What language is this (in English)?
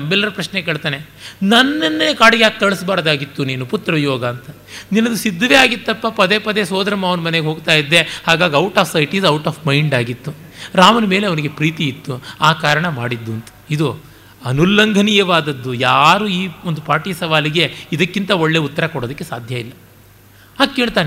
Kannada